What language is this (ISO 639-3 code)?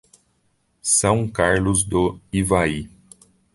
por